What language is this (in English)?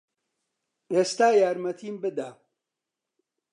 Central Kurdish